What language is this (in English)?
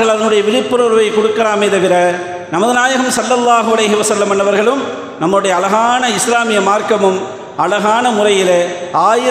Arabic